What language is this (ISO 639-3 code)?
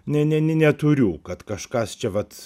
lit